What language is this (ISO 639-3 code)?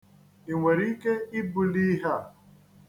ibo